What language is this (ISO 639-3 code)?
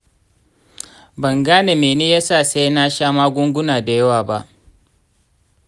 hau